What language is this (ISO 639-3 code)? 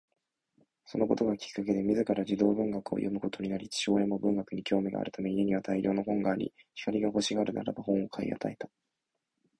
jpn